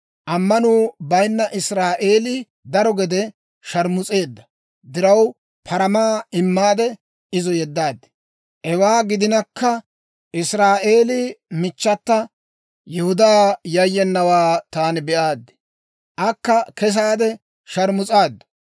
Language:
Dawro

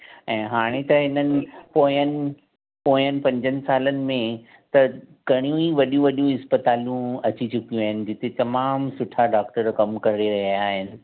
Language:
Sindhi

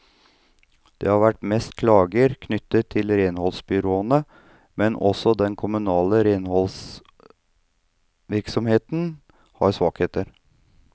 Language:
Norwegian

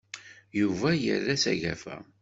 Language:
Kabyle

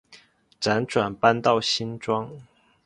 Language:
Chinese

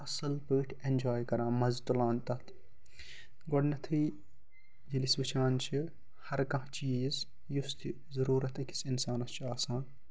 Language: Kashmiri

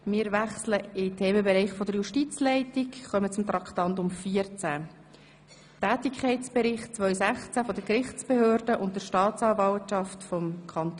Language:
Swiss German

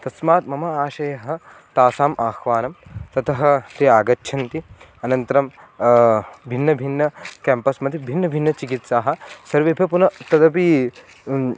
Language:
Sanskrit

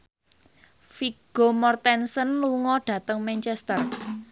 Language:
Javanese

